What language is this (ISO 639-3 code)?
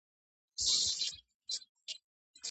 kat